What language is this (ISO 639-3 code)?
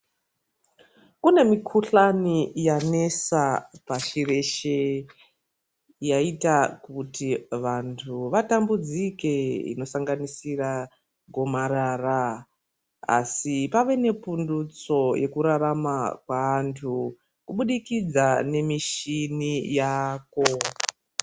ndc